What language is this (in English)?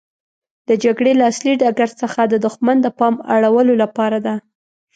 Pashto